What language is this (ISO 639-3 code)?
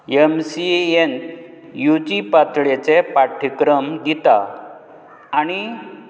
kok